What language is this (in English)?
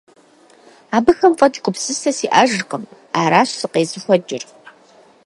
Kabardian